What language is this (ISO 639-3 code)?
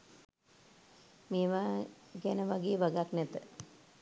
sin